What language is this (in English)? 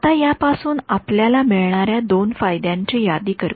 Marathi